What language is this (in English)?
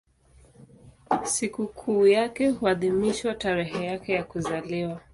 Swahili